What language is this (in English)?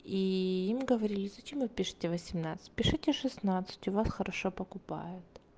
Russian